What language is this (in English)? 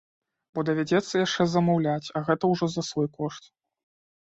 Belarusian